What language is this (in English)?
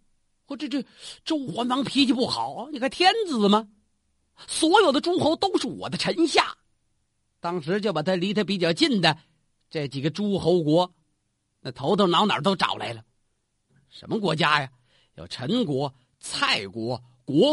Chinese